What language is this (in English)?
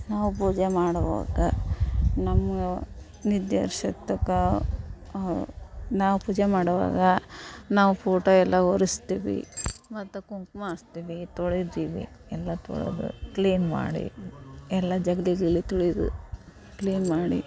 Kannada